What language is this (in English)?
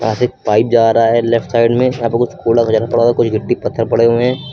Hindi